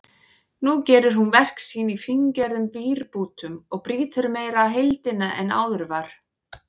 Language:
Icelandic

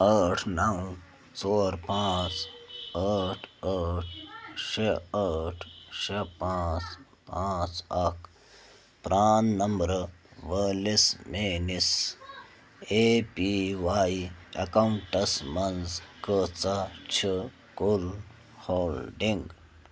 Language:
Kashmiri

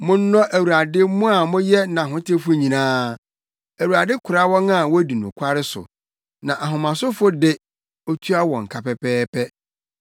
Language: Akan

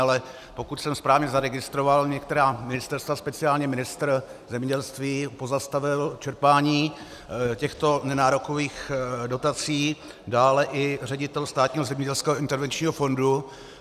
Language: Czech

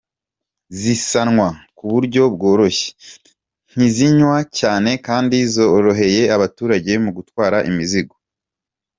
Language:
Kinyarwanda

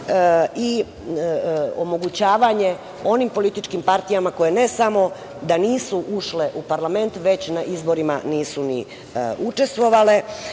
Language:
Serbian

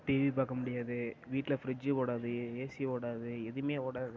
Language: Tamil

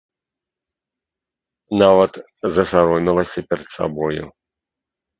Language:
Belarusian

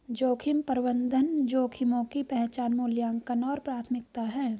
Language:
Hindi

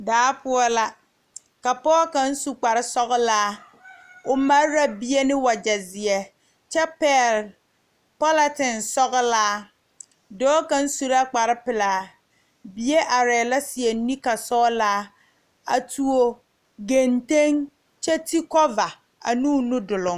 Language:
Southern Dagaare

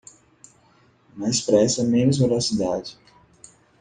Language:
Portuguese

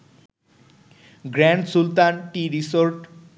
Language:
Bangla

